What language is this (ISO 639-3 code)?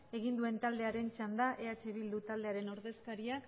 eus